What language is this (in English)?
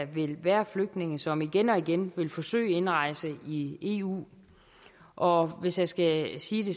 Danish